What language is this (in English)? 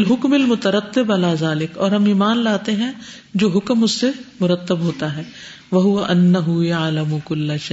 Urdu